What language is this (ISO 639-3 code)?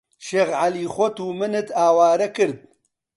ckb